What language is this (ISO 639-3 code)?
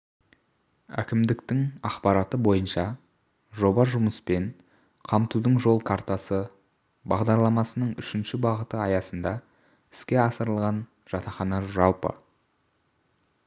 kaz